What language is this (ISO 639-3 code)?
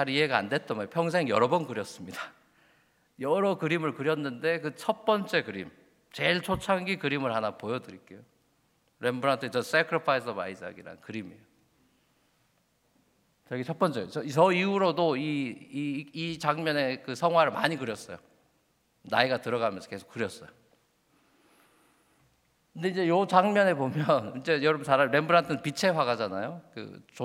kor